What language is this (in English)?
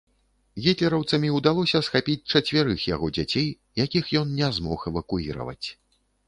Belarusian